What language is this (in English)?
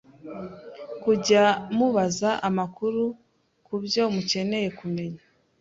Kinyarwanda